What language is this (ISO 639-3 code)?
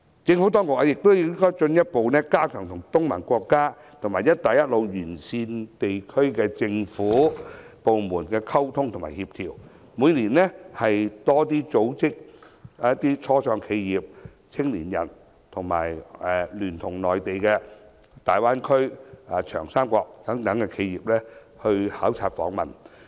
yue